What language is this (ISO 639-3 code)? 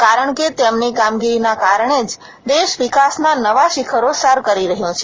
guj